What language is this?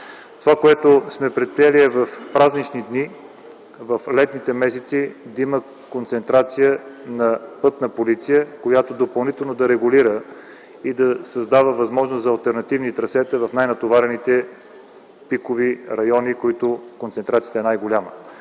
Bulgarian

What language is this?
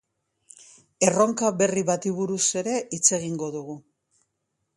Basque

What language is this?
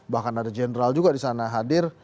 Indonesian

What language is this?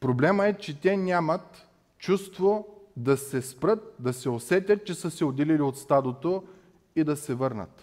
Bulgarian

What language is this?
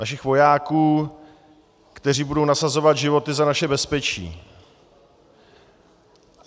Czech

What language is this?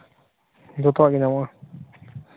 Santali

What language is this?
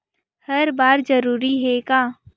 Chhattisgarhi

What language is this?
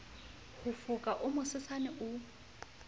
Southern Sotho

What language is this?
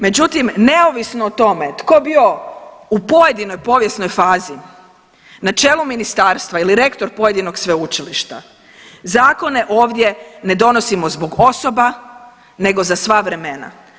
Croatian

